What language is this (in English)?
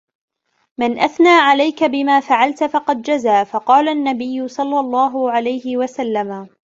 Arabic